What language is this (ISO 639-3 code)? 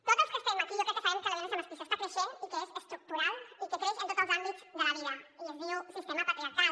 cat